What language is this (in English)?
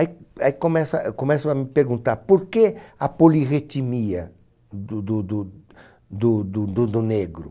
Portuguese